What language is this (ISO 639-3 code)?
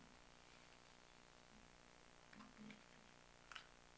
dan